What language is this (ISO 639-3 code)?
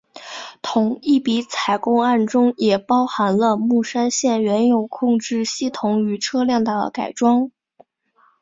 zho